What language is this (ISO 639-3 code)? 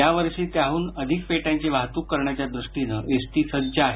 mar